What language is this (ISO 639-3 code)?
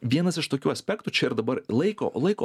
lit